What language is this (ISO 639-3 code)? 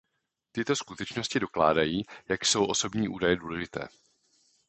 ces